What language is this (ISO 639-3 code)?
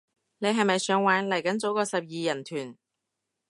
yue